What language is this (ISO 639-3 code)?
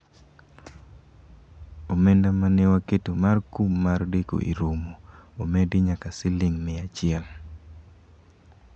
luo